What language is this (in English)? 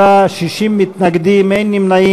Hebrew